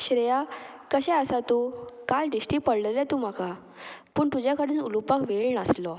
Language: Konkani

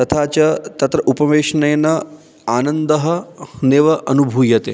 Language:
Sanskrit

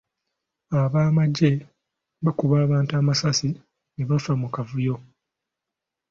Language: Ganda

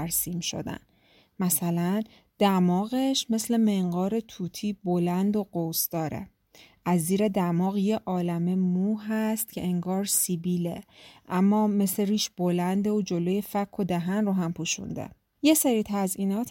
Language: Persian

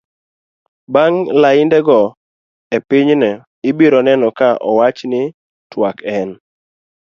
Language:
Luo (Kenya and Tanzania)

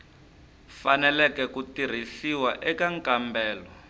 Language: Tsonga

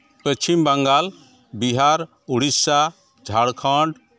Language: Santali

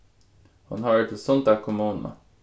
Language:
Faroese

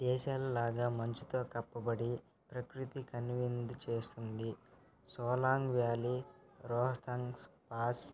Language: Telugu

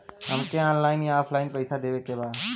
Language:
Bhojpuri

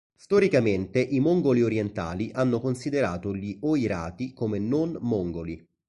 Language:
Italian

